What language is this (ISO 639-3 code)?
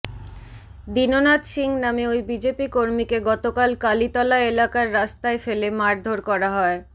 ben